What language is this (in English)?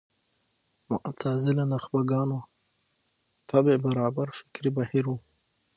Pashto